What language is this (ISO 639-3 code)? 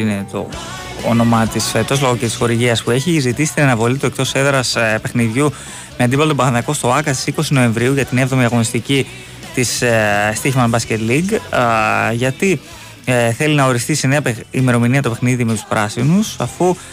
ell